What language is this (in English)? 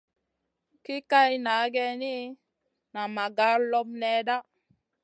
Masana